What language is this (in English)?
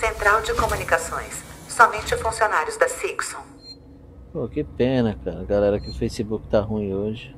Portuguese